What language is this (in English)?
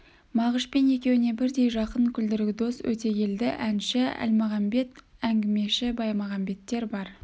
Kazakh